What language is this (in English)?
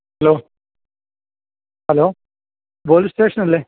Malayalam